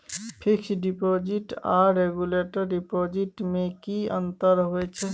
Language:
Maithili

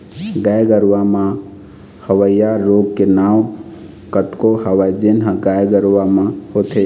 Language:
Chhattisgarhi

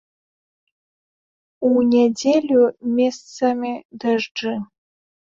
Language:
Belarusian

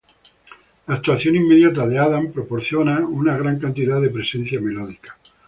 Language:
Spanish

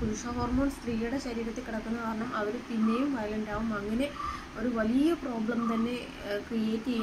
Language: Indonesian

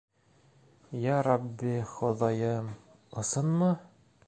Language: Bashkir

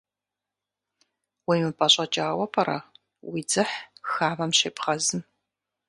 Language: Kabardian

